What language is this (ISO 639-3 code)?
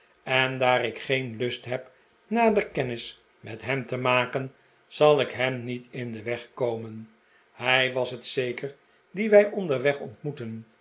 nld